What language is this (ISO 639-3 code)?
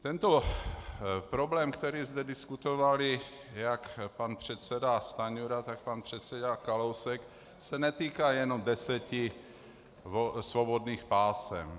ces